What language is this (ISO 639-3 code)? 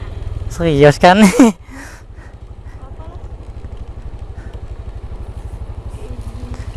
ind